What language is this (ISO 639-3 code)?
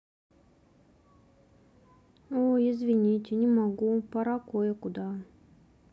rus